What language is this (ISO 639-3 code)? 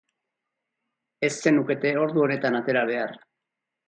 eus